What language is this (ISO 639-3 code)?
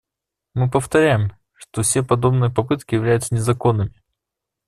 rus